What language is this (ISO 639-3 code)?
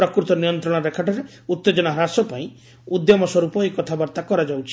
ori